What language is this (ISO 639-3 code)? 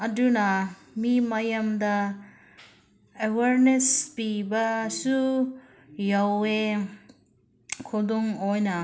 mni